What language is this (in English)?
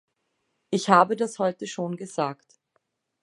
German